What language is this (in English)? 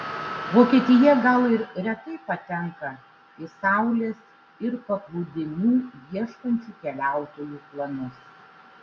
Lithuanian